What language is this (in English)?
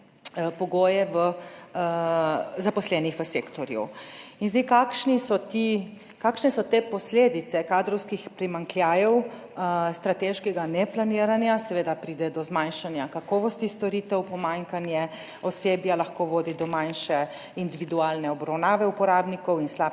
Slovenian